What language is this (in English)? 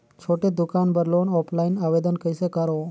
Chhattisgarhi